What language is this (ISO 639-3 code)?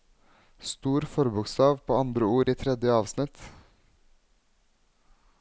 nor